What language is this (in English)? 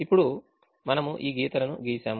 Telugu